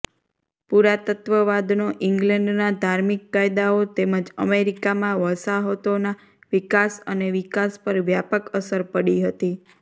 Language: Gujarati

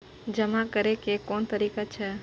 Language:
Maithili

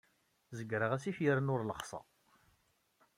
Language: Kabyle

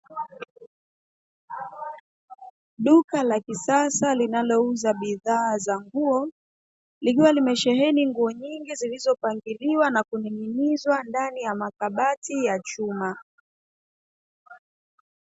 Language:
Swahili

